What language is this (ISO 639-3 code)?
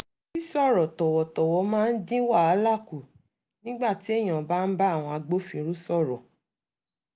yor